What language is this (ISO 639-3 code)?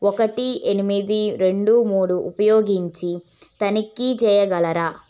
tel